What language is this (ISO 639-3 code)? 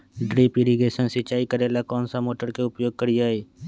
mag